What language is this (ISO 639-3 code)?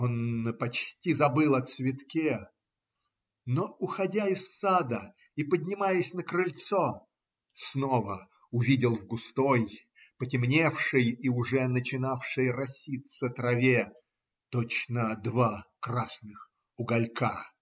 rus